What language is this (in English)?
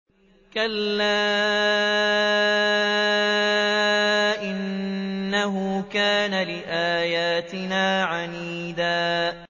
Arabic